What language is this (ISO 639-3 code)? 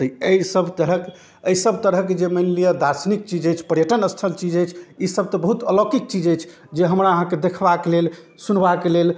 mai